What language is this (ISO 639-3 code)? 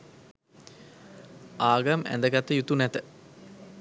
sin